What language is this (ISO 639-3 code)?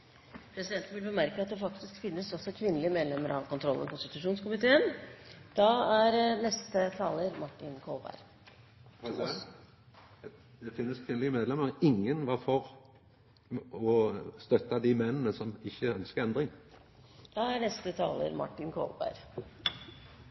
nor